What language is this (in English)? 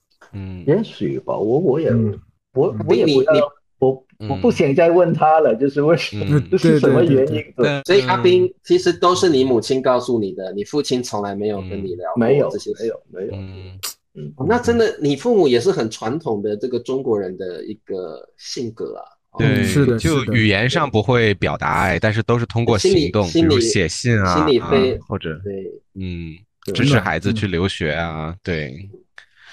Chinese